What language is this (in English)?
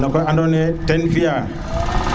Serer